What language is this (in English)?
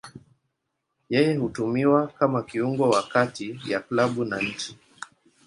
Swahili